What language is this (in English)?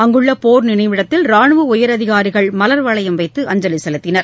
Tamil